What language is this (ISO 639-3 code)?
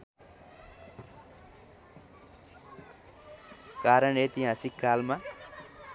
nep